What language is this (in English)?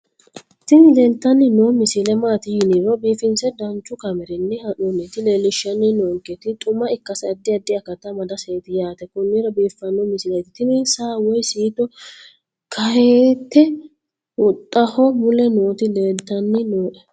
Sidamo